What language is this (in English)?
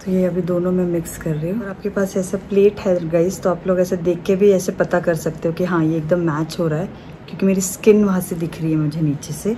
Hindi